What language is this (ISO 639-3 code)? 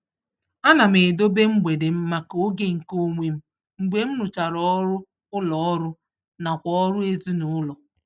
ibo